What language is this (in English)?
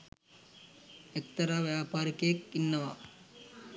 Sinhala